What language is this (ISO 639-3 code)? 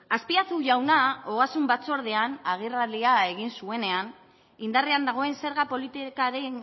eus